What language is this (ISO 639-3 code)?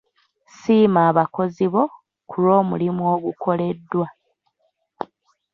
lug